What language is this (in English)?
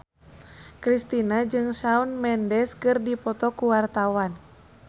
Sundanese